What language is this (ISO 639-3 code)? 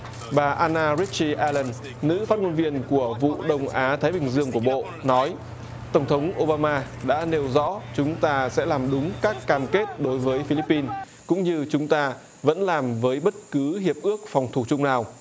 vie